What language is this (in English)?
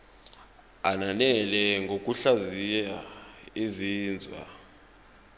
Zulu